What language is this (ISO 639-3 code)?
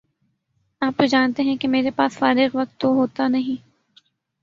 urd